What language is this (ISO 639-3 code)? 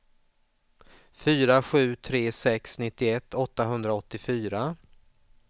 swe